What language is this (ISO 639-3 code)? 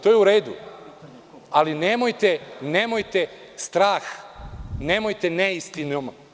srp